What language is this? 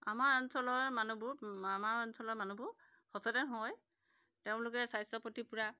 Assamese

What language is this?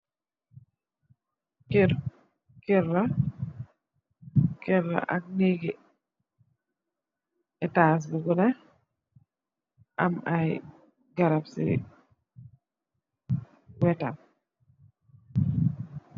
Wolof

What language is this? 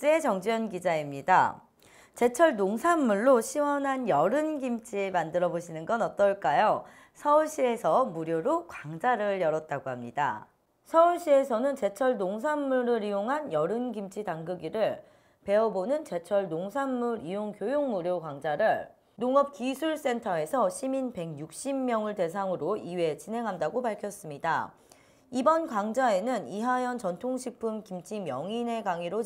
Korean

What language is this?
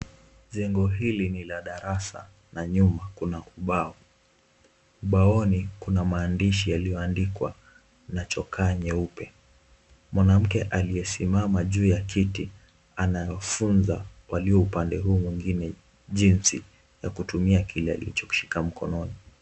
Swahili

